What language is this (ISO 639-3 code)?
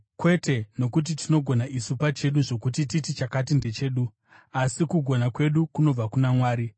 sna